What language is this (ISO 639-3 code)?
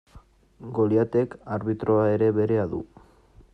eus